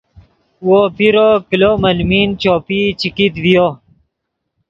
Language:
Yidgha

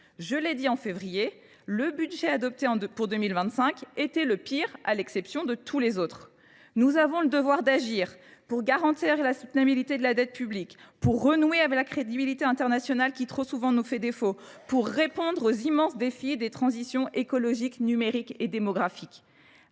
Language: French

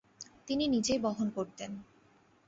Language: Bangla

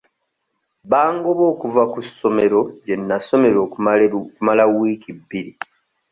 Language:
Ganda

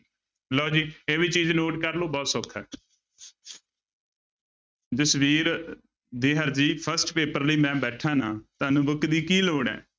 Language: Punjabi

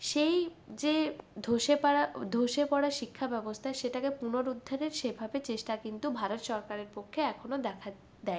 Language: Bangla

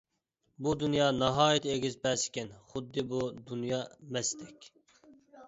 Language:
Uyghur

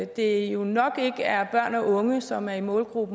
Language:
Danish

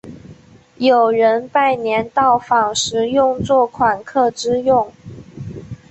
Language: Chinese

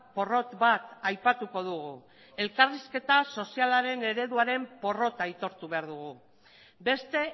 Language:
Basque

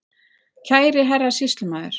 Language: Icelandic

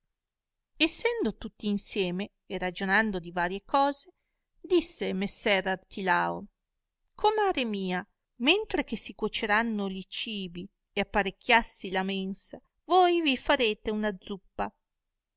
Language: Italian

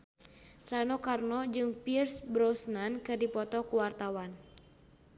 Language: Sundanese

